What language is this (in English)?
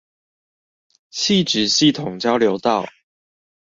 Chinese